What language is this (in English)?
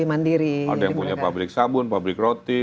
Indonesian